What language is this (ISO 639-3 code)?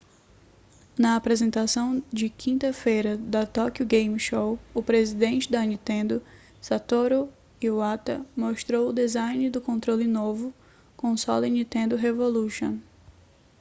por